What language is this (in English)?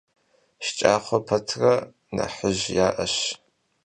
Kabardian